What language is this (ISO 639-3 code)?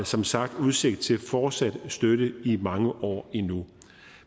dan